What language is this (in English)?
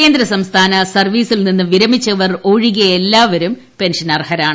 Malayalam